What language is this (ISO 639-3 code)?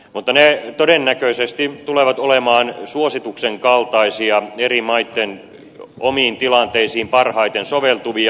fin